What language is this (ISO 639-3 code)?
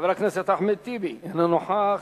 heb